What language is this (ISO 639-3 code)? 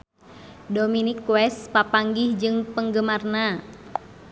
sun